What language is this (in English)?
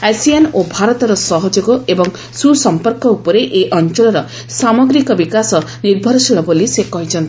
Odia